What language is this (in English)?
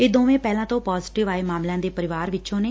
Punjabi